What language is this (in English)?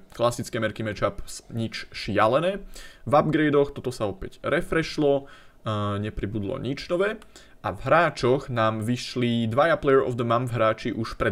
Slovak